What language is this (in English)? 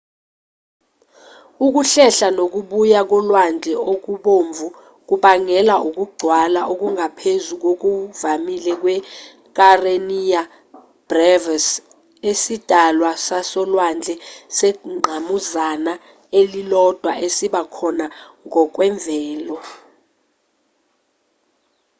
Zulu